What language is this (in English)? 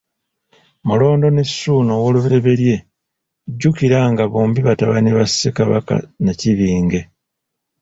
Ganda